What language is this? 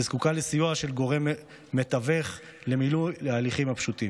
Hebrew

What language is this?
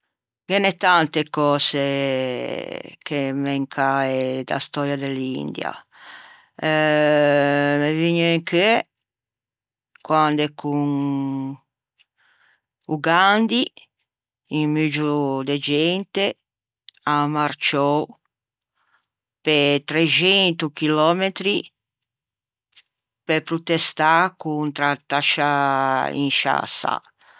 Ligurian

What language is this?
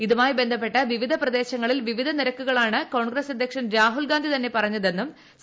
Malayalam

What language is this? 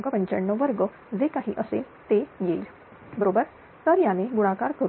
Marathi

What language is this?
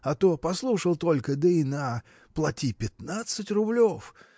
Russian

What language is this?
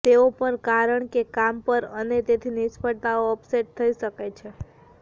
Gujarati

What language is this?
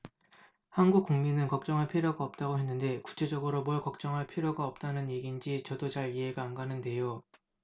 Korean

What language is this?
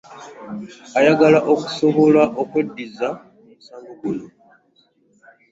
Ganda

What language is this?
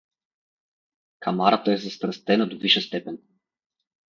Bulgarian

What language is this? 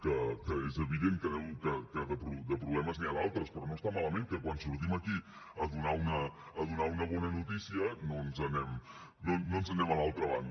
Catalan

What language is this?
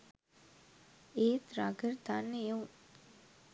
Sinhala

